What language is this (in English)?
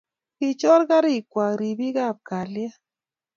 Kalenjin